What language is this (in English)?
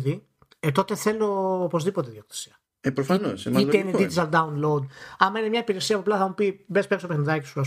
Greek